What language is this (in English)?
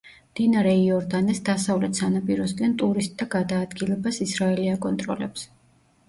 Georgian